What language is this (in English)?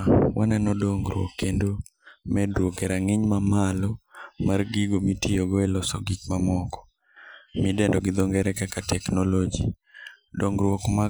Luo (Kenya and Tanzania)